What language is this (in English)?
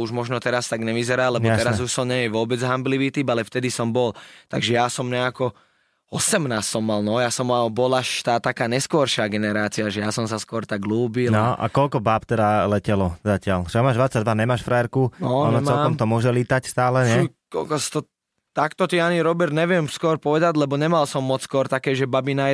Slovak